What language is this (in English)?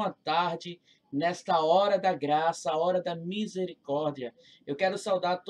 Portuguese